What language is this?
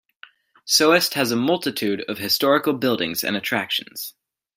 English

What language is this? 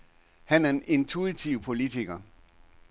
Danish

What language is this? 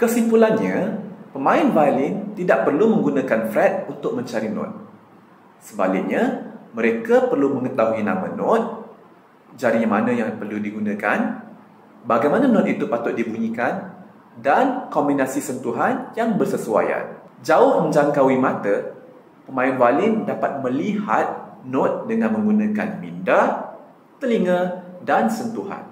Malay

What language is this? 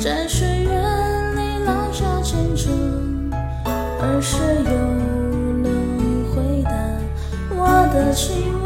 Chinese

